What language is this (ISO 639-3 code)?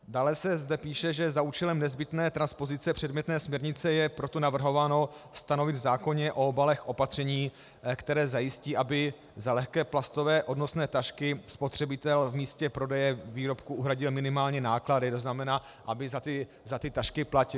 ces